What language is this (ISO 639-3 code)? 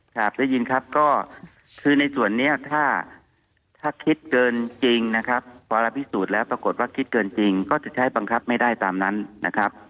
tha